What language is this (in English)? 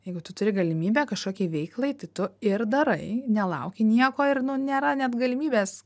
Lithuanian